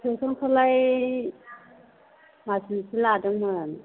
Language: Bodo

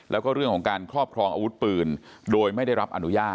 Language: Thai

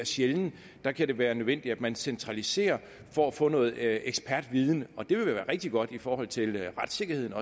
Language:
Danish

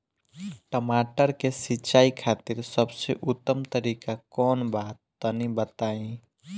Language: Bhojpuri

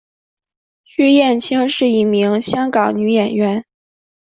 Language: Chinese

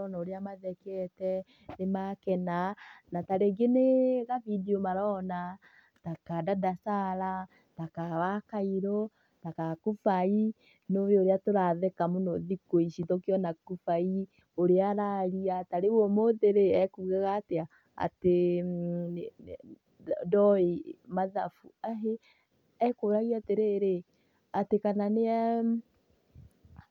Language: Kikuyu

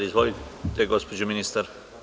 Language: Serbian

